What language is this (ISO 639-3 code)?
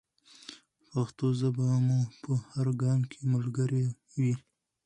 pus